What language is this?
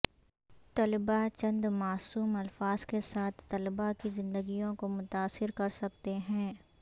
Urdu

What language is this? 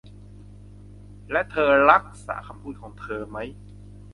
Thai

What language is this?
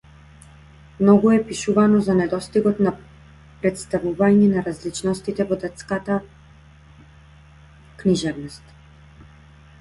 Macedonian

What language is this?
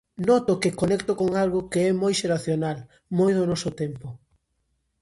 Galician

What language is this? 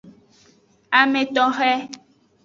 Aja (Benin)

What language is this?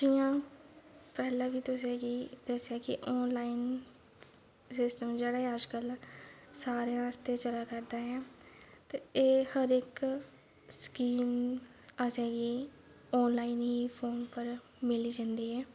Dogri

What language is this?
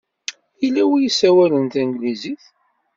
Kabyle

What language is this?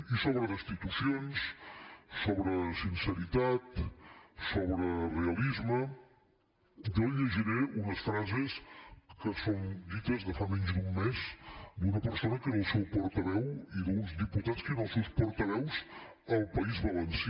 Catalan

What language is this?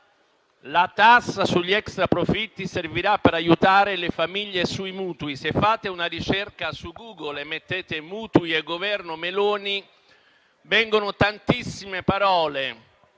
Italian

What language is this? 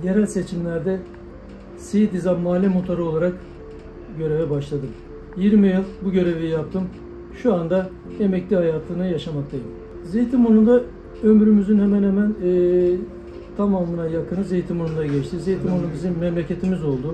Turkish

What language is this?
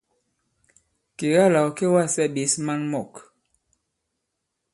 Bankon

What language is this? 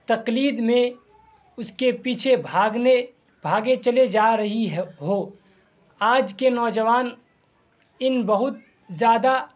Urdu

